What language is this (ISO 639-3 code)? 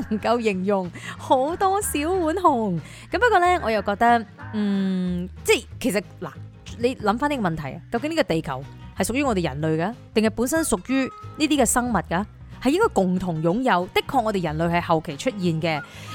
zho